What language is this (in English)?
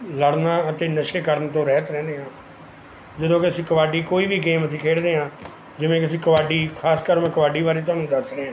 Punjabi